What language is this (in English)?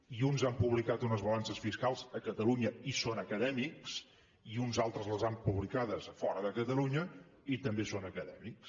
Catalan